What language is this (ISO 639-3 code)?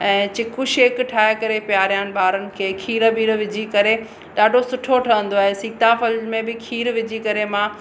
snd